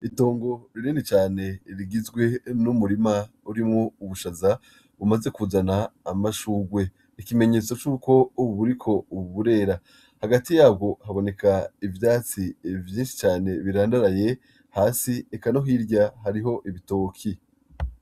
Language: Rundi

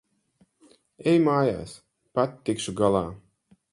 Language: Latvian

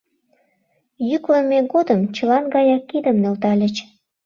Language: Mari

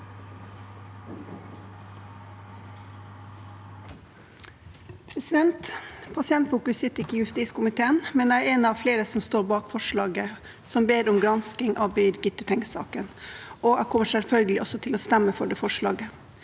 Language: Norwegian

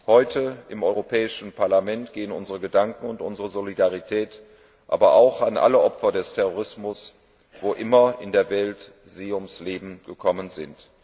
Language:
German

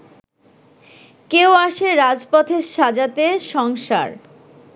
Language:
Bangla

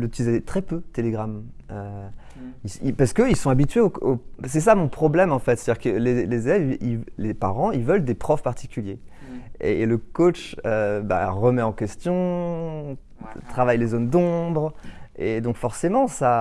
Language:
French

